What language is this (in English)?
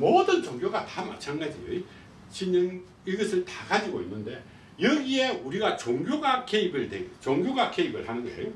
Korean